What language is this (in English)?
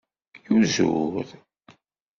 Kabyle